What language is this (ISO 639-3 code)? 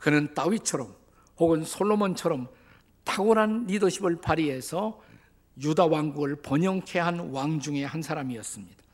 kor